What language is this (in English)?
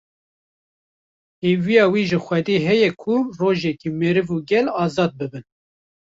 Kurdish